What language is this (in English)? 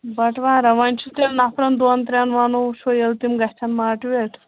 Kashmiri